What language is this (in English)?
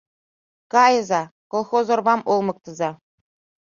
Mari